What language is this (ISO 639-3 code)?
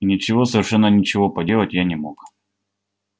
rus